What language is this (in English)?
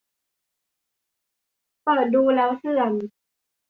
Thai